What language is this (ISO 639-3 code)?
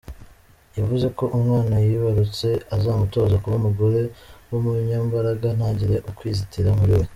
kin